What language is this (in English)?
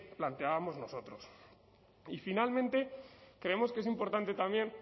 Spanish